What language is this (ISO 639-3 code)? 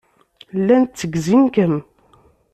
kab